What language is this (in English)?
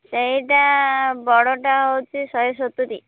Odia